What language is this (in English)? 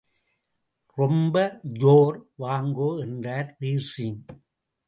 Tamil